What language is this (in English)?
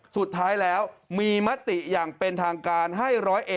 Thai